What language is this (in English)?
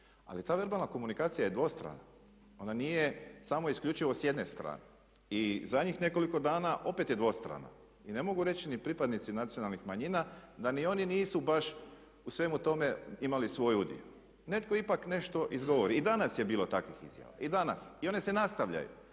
Croatian